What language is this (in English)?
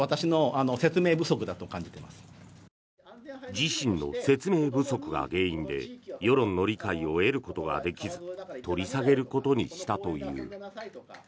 Japanese